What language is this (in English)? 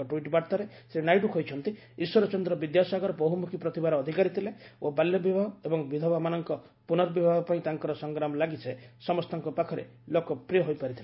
Odia